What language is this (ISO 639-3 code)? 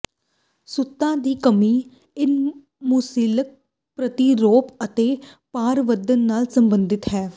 pan